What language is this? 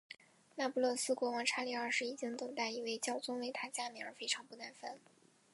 Chinese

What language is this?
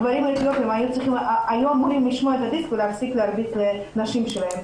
Hebrew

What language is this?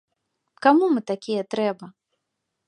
Belarusian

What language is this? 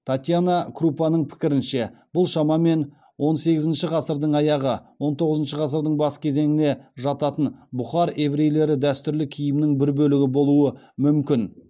Kazakh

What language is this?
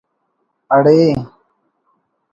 Brahui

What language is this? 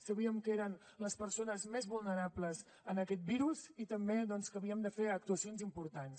Catalan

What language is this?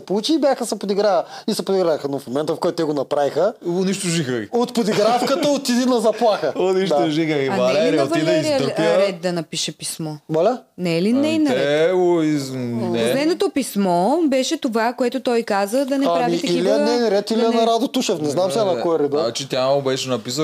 Bulgarian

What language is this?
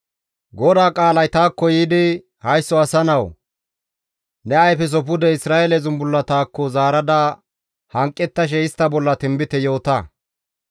Gamo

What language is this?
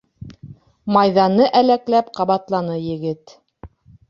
Bashkir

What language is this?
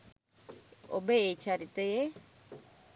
Sinhala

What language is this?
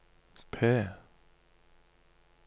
Norwegian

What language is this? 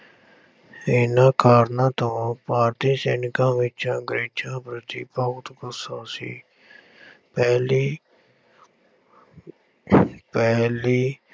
Punjabi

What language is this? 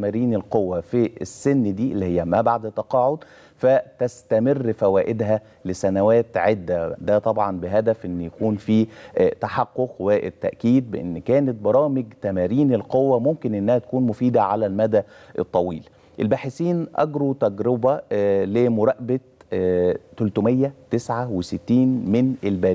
Arabic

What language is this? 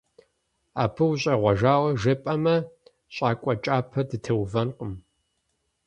Kabardian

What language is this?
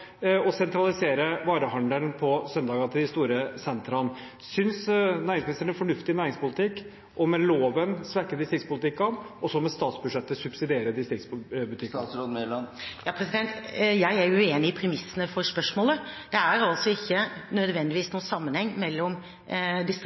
Norwegian Bokmål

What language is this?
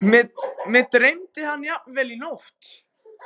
Icelandic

